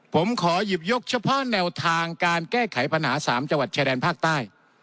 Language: Thai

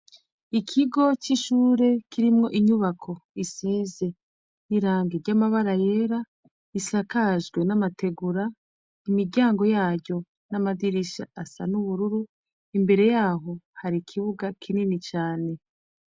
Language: Rundi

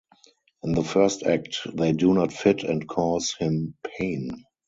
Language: English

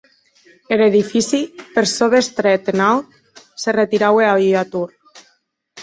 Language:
Occitan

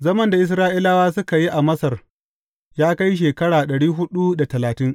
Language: Hausa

